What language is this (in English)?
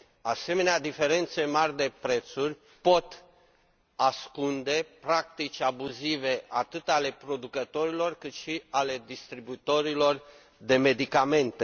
Romanian